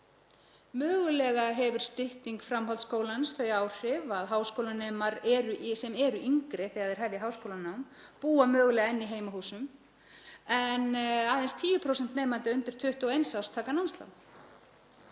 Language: Icelandic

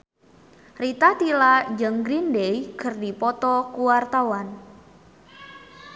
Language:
Sundanese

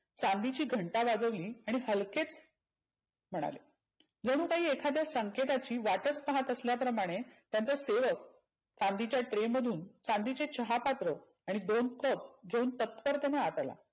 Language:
Marathi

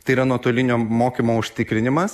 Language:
Lithuanian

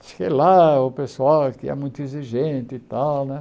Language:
Portuguese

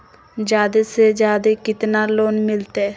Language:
Magahi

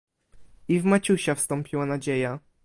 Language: Polish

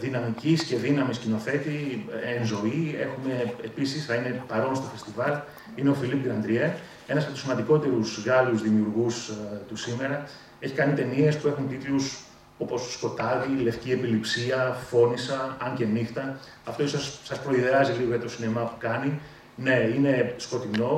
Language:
Greek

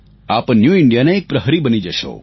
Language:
Gujarati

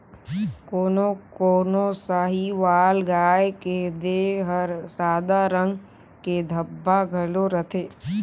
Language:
Chhattisgarhi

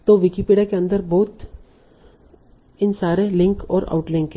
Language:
Hindi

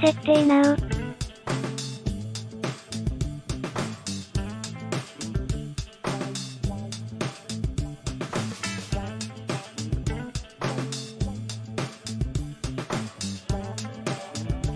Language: Japanese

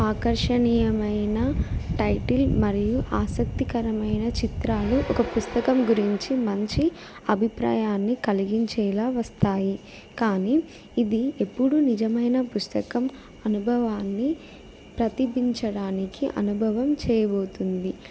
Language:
Telugu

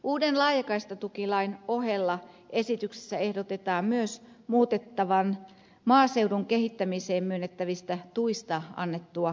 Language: Finnish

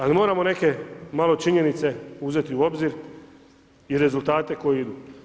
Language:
Croatian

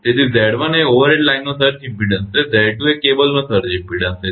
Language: Gujarati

